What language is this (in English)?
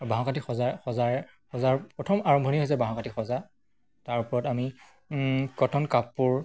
Assamese